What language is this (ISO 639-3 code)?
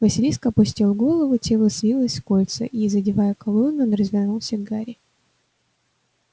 rus